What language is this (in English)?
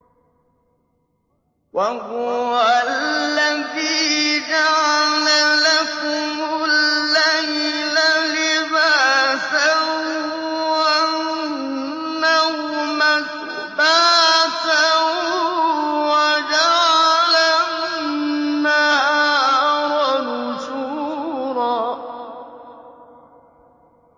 Arabic